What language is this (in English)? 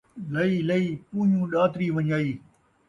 Saraiki